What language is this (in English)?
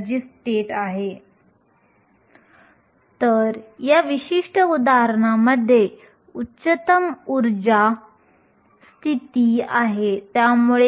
Marathi